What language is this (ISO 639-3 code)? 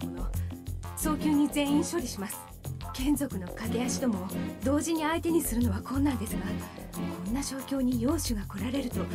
jpn